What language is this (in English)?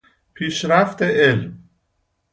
Persian